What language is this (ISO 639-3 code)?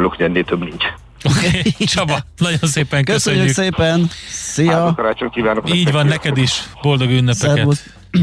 hun